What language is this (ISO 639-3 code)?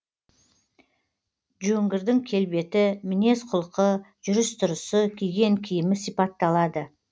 kaz